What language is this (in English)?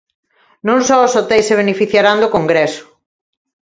Galician